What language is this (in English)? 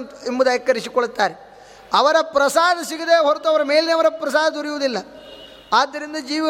Kannada